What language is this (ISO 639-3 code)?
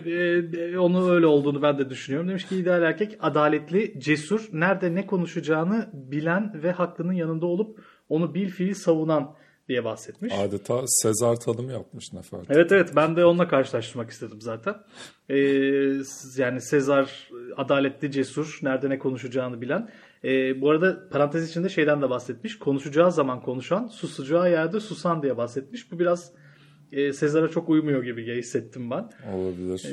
tur